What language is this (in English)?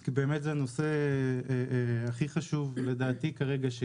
Hebrew